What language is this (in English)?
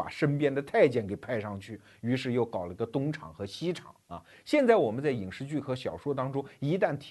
Chinese